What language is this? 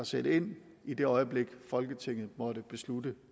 Danish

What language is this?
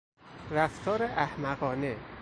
Persian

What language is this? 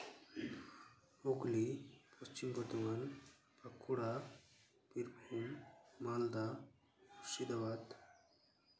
Santali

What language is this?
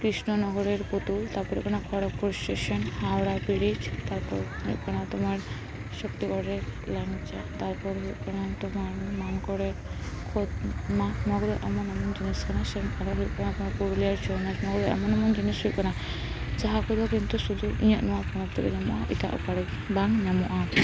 Santali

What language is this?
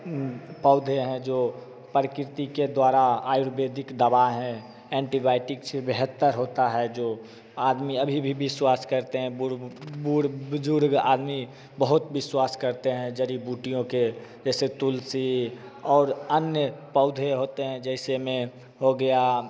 Hindi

